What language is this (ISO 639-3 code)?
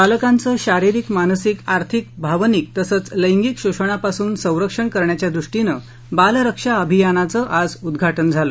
mar